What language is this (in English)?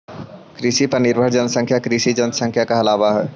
Magahi